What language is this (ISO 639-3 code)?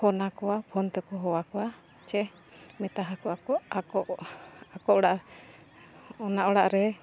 sat